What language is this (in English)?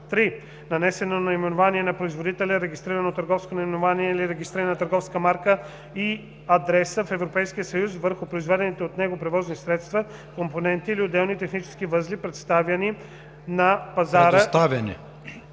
Bulgarian